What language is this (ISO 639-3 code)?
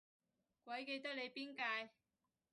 yue